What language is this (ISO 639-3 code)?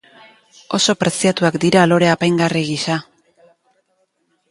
eus